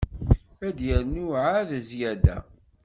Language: Kabyle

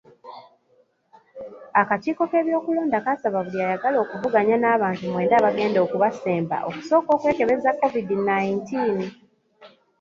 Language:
Ganda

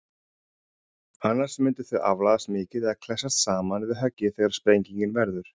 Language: Icelandic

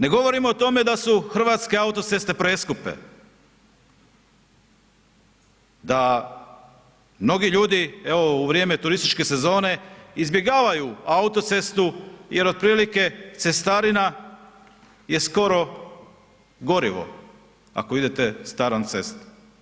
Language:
Croatian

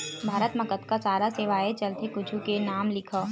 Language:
Chhattisgarhi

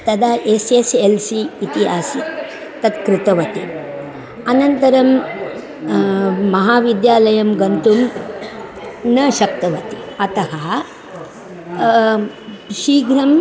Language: Sanskrit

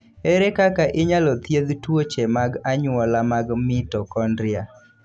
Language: Luo (Kenya and Tanzania)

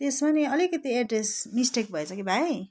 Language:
Nepali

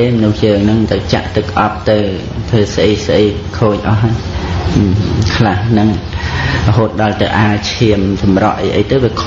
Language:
Khmer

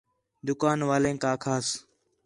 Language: Khetrani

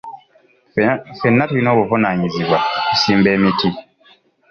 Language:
Ganda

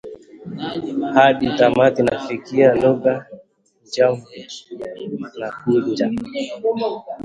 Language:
Swahili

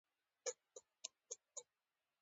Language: Pashto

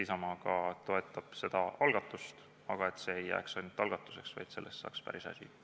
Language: Estonian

